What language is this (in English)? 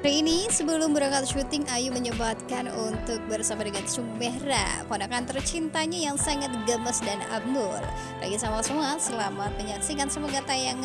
Indonesian